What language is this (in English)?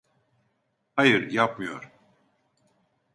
Turkish